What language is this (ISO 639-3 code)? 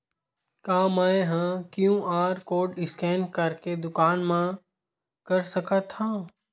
hne